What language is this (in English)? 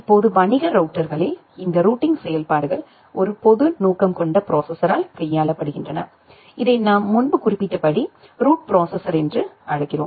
Tamil